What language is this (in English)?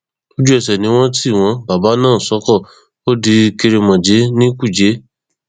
Yoruba